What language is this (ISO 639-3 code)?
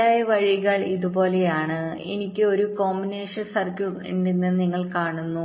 mal